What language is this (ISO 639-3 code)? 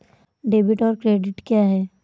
hin